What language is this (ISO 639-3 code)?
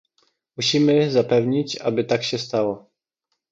pol